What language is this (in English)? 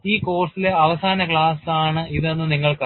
Malayalam